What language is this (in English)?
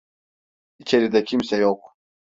Turkish